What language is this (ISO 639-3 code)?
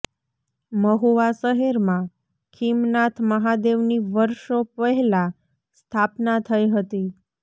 guj